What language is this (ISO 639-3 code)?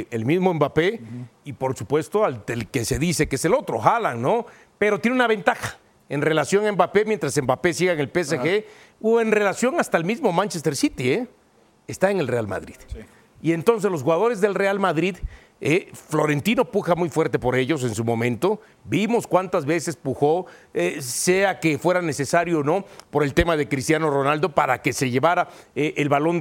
spa